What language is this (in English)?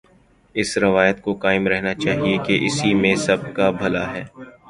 Urdu